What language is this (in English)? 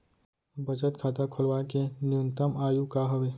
Chhattisgarhi